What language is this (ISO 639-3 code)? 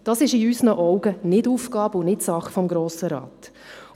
gsw